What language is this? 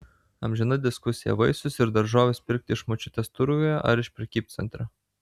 Lithuanian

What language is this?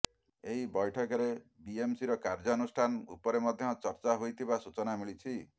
Odia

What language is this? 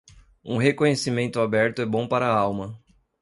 Portuguese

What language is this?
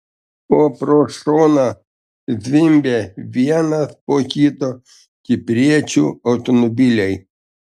Lithuanian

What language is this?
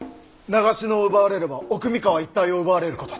Japanese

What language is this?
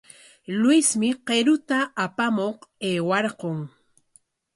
Corongo Ancash Quechua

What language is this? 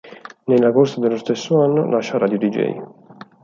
Italian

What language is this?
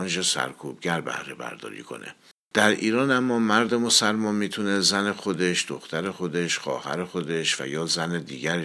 Persian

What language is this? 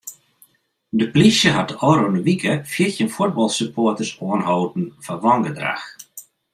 Western Frisian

